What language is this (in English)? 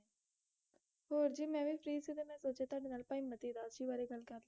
Punjabi